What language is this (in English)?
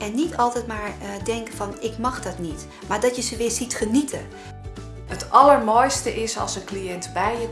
Dutch